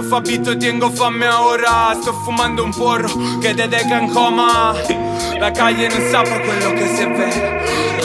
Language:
Romanian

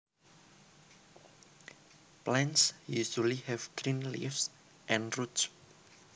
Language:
Javanese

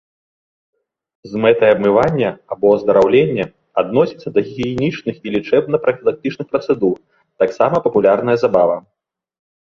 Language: Belarusian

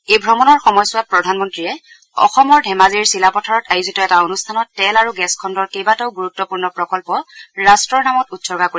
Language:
Assamese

